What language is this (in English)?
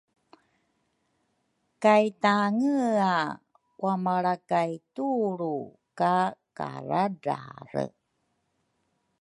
Rukai